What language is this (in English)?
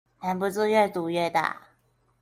Chinese